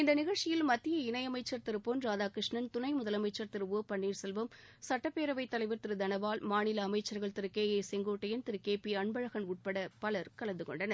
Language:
Tamil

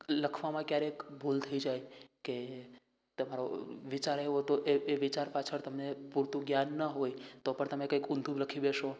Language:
Gujarati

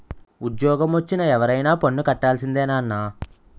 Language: Telugu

